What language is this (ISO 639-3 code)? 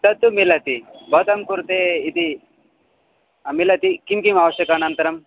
san